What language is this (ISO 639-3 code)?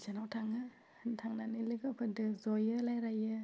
brx